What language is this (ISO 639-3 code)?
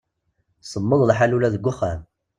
kab